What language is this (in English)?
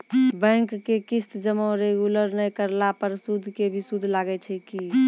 Maithili